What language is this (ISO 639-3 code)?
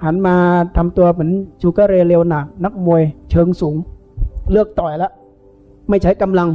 tha